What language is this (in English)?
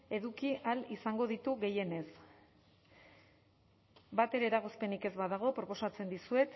Basque